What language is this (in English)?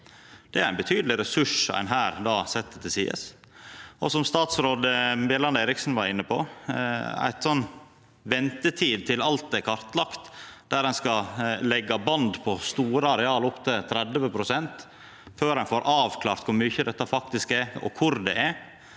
Norwegian